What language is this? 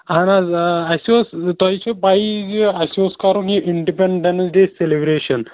Kashmiri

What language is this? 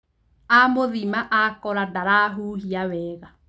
Kikuyu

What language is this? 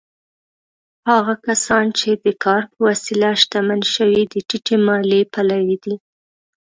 Pashto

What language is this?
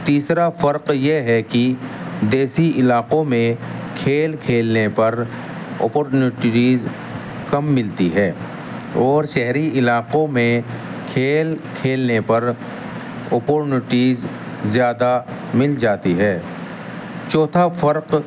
Urdu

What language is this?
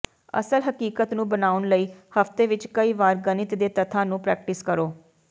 Punjabi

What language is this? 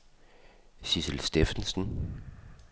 Danish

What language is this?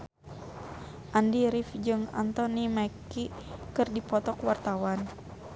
Sundanese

